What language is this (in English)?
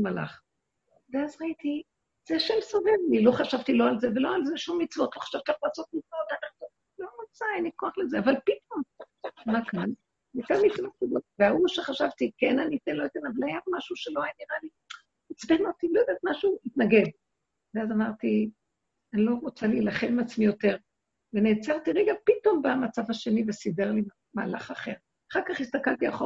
Hebrew